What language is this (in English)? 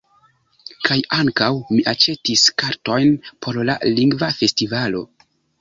Esperanto